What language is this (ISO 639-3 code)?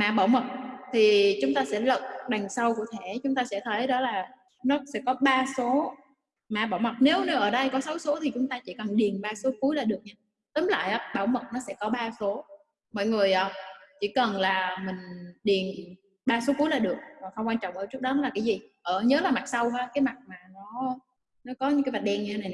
vie